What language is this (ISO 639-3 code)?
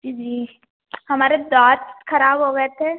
hin